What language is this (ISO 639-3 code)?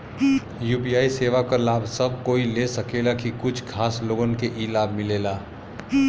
bho